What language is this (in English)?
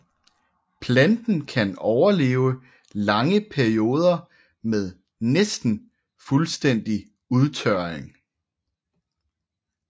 Danish